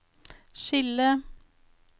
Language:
Norwegian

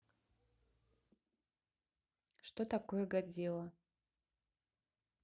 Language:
Russian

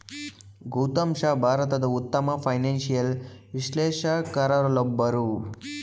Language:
Kannada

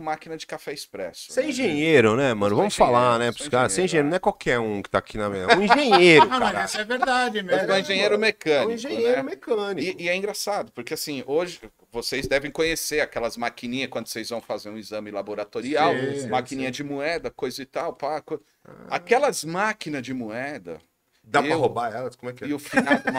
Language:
Portuguese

